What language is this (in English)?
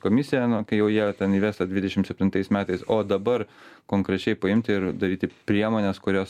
Lithuanian